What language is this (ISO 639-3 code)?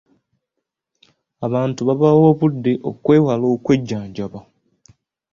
lug